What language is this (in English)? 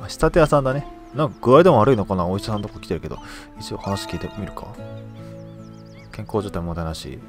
Japanese